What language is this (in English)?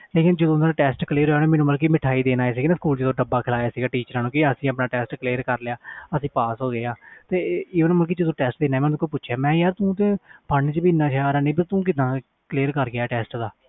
Punjabi